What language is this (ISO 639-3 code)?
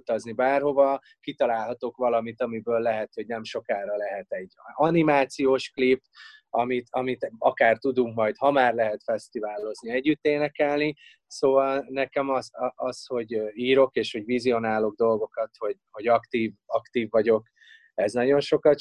hun